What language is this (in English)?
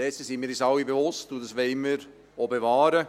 Swiss German